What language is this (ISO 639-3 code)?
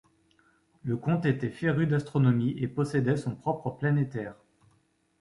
fra